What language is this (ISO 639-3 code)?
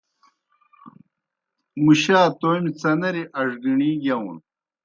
plk